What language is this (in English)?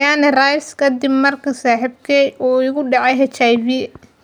Somali